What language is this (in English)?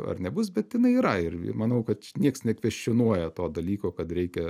Lithuanian